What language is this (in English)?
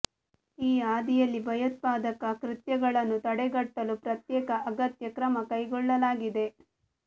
Kannada